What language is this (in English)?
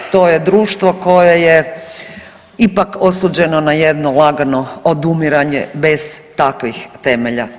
Croatian